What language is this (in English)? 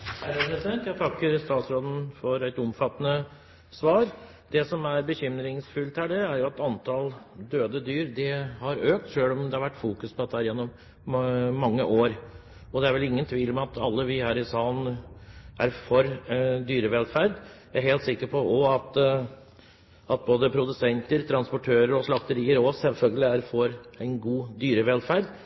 Norwegian Bokmål